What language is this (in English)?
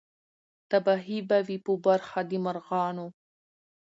Pashto